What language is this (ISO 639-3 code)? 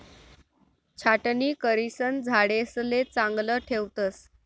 mar